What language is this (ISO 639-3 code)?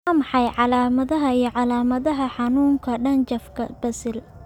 som